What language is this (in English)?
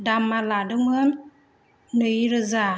Bodo